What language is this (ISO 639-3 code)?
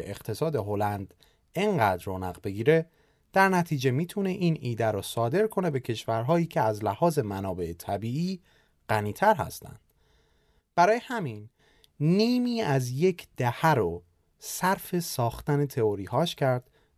fas